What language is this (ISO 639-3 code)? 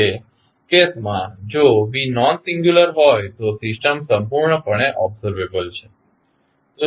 guj